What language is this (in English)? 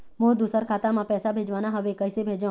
Chhattisgarhi